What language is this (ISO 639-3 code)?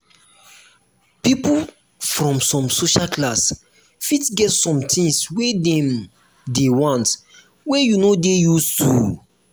pcm